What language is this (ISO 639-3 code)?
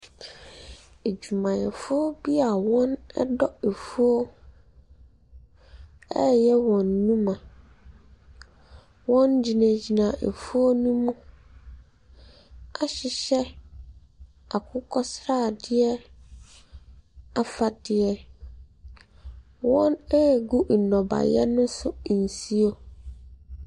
aka